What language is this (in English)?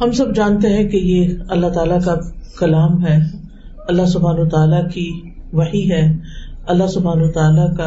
Urdu